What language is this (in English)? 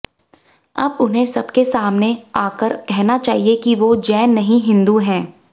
Hindi